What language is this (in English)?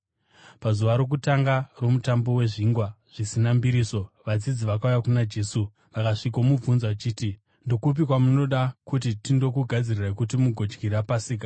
Shona